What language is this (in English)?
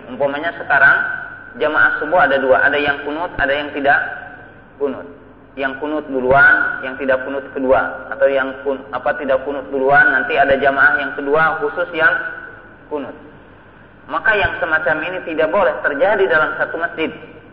Indonesian